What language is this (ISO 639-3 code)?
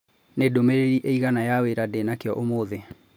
kik